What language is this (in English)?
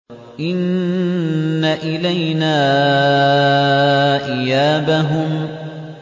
Arabic